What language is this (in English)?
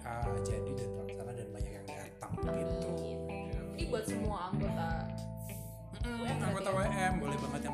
Indonesian